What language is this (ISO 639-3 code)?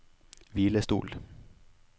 nor